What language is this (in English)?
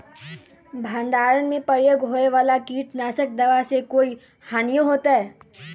Magahi